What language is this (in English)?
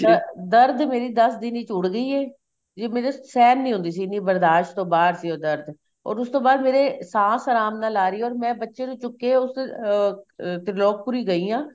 Punjabi